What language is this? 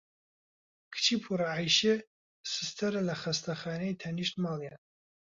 Central Kurdish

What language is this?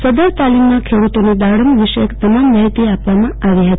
Gujarati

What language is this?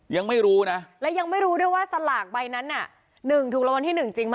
Thai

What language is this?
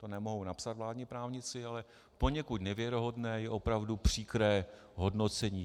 Czech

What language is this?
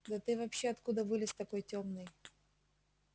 Russian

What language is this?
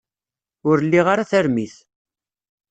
Kabyle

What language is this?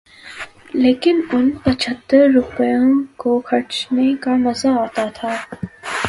Urdu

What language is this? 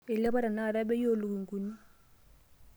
Masai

